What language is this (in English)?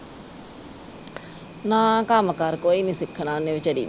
Punjabi